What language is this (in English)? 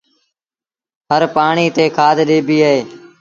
Sindhi Bhil